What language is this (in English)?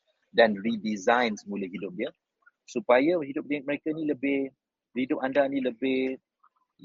Malay